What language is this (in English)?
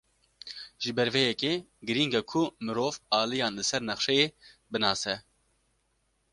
Kurdish